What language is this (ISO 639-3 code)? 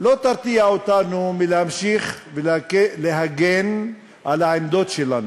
heb